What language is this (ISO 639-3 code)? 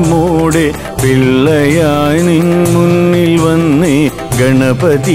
mal